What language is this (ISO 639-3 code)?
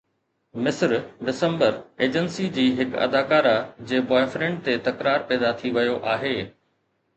snd